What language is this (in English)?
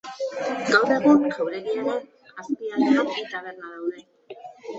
Basque